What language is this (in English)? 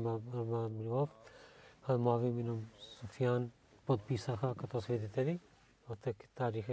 Bulgarian